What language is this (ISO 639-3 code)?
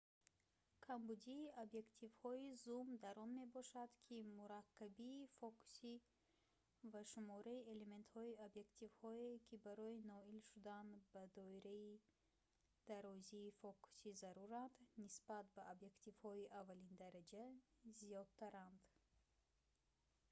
tgk